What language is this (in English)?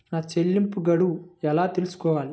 Telugu